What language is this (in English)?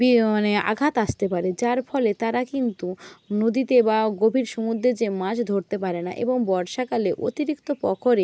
Bangla